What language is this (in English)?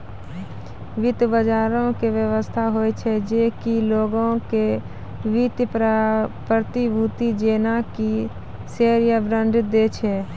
Maithili